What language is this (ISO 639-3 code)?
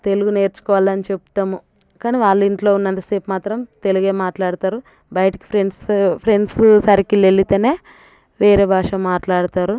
tel